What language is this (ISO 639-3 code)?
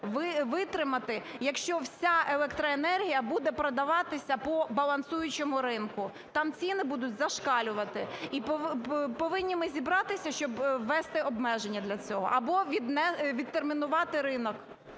ukr